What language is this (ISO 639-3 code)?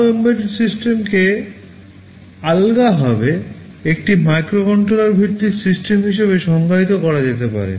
ben